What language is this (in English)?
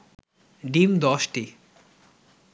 Bangla